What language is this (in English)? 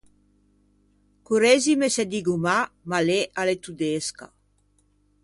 Ligurian